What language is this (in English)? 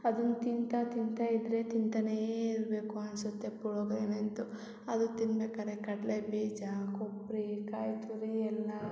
Kannada